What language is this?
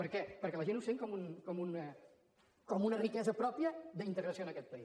Catalan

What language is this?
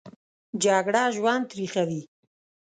Pashto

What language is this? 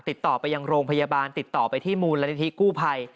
Thai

